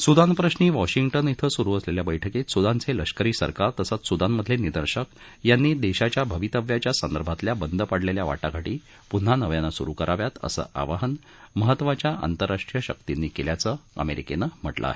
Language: Marathi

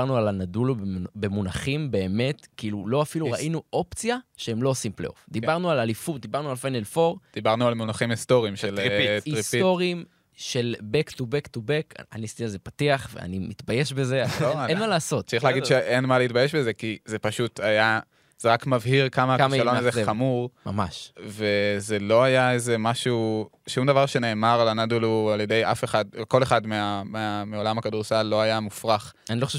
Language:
Hebrew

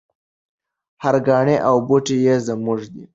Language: Pashto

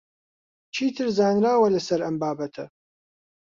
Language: Central Kurdish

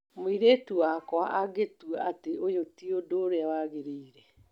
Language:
Kikuyu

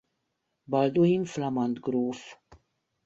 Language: Hungarian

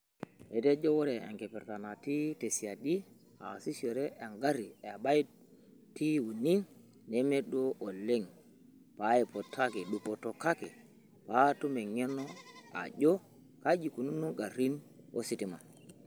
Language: Masai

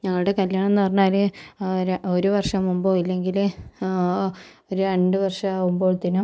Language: Malayalam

